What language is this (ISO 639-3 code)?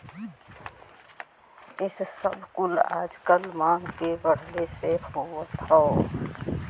bho